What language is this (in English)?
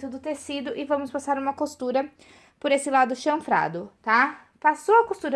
Portuguese